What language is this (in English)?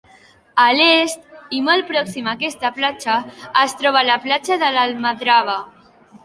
Catalan